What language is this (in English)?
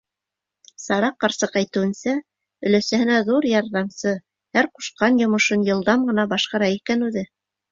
Bashkir